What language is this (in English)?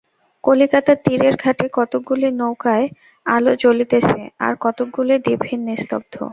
Bangla